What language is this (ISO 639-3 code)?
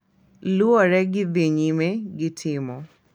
luo